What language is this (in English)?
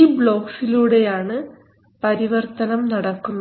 Malayalam